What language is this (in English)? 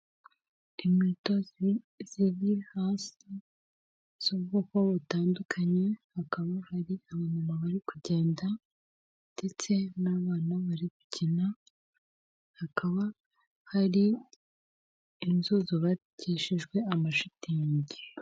Kinyarwanda